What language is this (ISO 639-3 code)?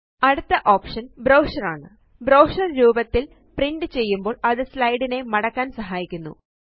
mal